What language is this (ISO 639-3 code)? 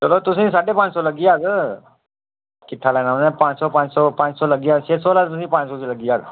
doi